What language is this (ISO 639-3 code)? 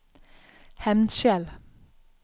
nor